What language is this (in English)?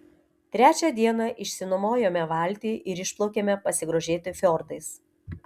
Lithuanian